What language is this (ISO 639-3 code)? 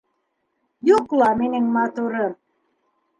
bak